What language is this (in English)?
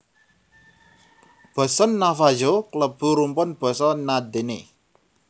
Javanese